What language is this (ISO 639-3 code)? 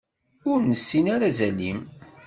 kab